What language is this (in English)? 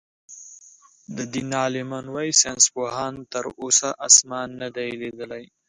Pashto